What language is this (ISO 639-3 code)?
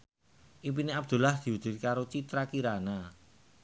jav